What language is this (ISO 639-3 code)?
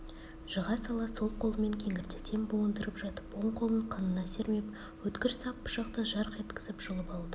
kaz